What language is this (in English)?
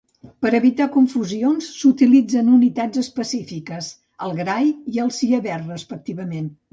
Catalan